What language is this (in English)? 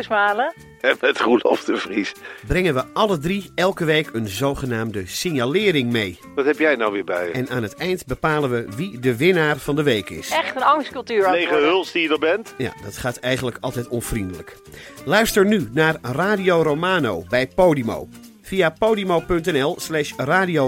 Dutch